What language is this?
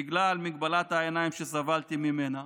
Hebrew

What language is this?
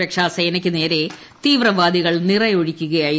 Malayalam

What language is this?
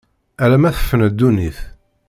Kabyle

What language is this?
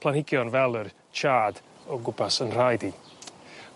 Welsh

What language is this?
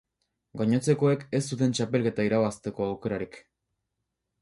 Basque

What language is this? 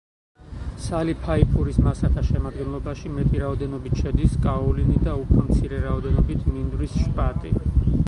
Georgian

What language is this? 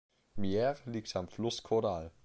German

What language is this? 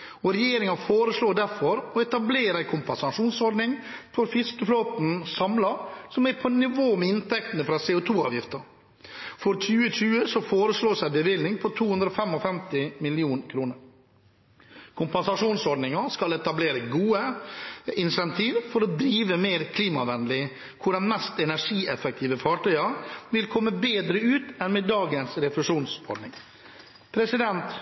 Norwegian Bokmål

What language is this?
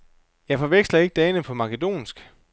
Danish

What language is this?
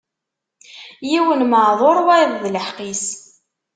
Kabyle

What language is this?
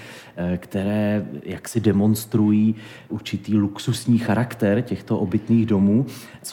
Czech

